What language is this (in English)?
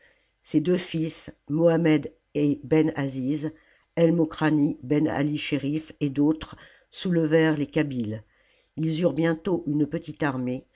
French